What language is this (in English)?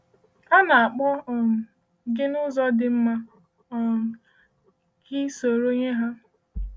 Igbo